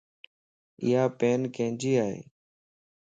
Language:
Lasi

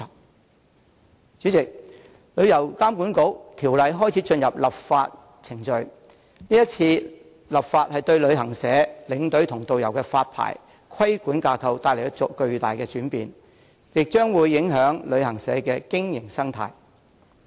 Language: Cantonese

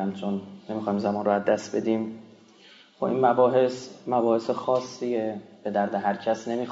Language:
Persian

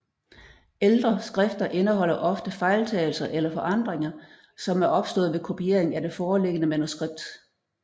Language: Danish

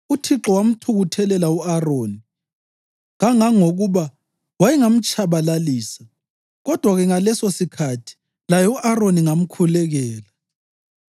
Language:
North Ndebele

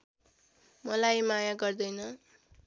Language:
Nepali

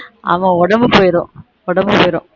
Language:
Tamil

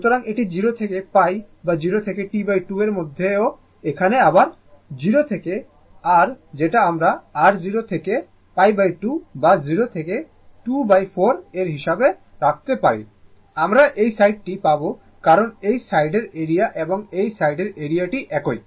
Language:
Bangla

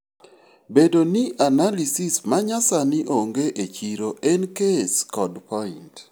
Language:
Luo (Kenya and Tanzania)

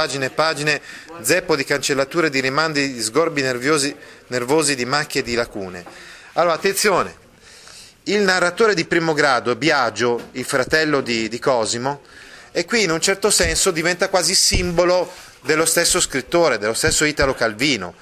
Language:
Italian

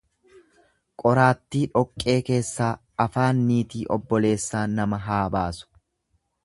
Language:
Oromo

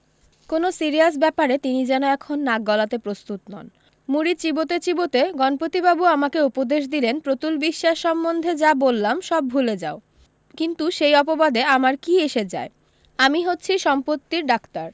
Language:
Bangla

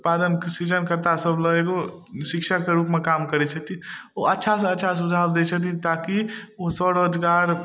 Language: Maithili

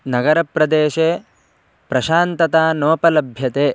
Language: Sanskrit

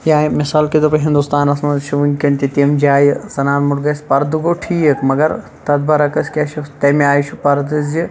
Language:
Kashmiri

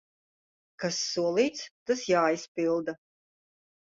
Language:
Latvian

